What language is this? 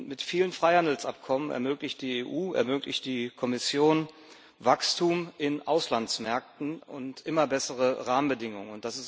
German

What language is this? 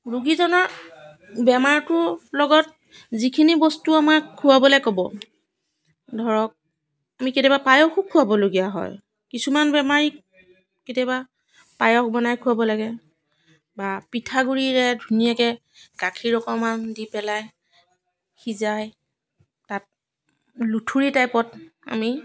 Assamese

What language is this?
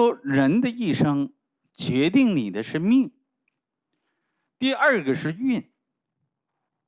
Chinese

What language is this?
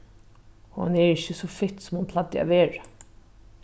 Faroese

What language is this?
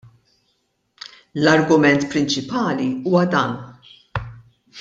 Maltese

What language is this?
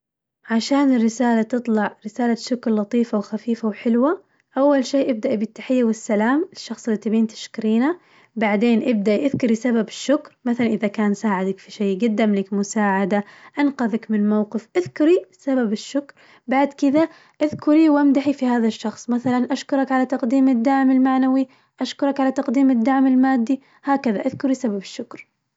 Najdi Arabic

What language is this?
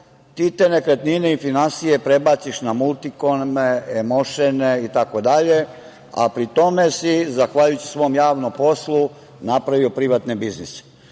Serbian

